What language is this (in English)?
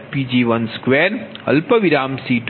Gujarati